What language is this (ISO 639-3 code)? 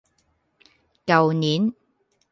yue